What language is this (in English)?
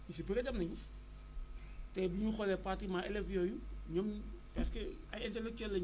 Wolof